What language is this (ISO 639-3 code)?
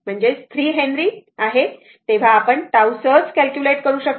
mar